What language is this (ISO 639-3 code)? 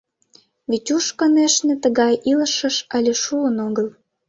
chm